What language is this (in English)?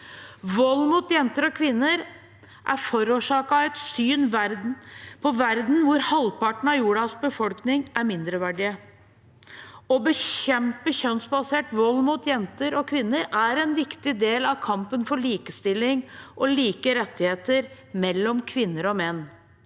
Norwegian